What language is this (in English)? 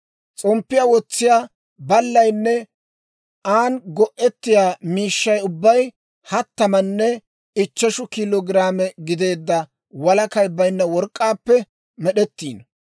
Dawro